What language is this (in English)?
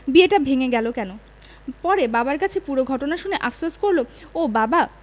Bangla